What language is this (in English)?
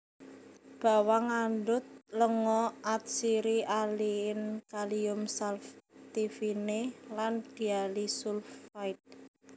Javanese